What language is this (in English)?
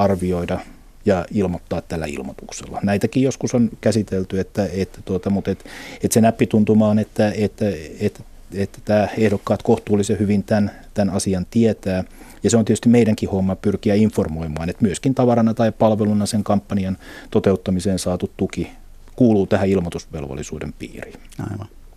Finnish